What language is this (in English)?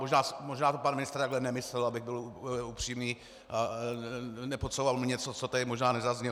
Czech